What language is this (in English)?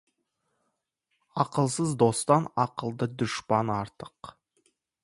Kazakh